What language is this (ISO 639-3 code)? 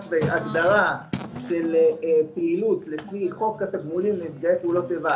heb